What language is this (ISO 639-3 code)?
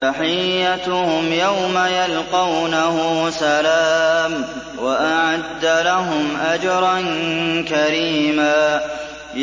ara